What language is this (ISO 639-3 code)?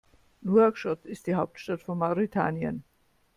deu